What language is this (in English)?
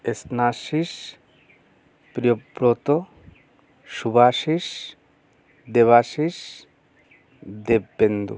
Bangla